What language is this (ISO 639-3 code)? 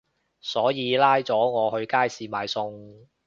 yue